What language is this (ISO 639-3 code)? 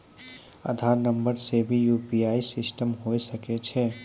mai